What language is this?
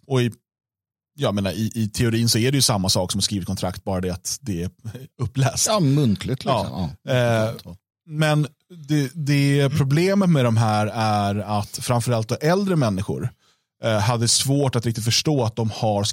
Swedish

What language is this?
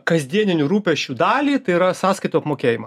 Lithuanian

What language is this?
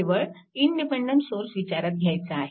Marathi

